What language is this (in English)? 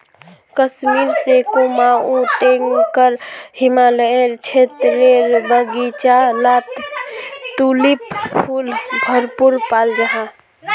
Magahi